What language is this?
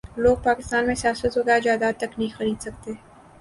Urdu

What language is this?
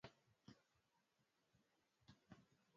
Swahili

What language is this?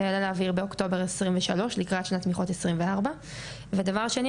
Hebrew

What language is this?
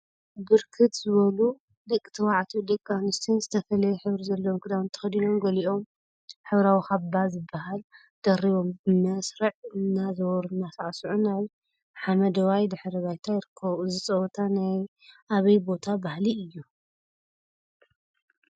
Tigrinya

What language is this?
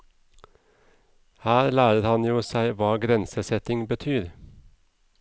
Norwegian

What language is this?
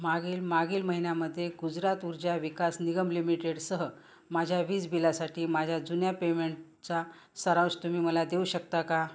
Marathi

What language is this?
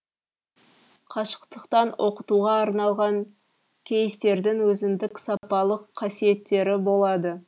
Kazakh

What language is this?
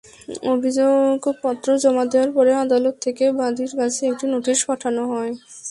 Bangla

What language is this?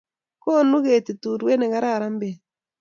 Kalenjin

